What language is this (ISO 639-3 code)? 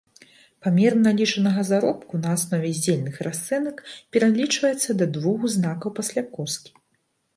bel